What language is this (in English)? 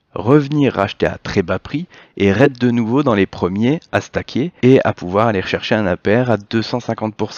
French